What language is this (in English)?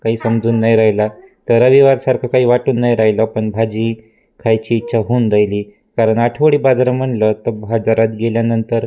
Marathi